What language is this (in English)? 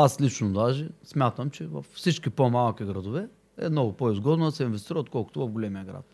Bulgarian